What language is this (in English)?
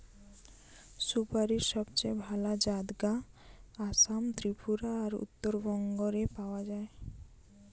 Bangla